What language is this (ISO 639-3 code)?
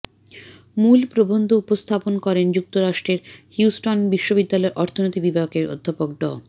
ben